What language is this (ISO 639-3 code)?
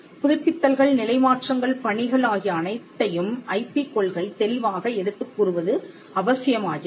tam